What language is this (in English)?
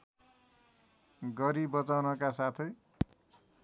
Nepali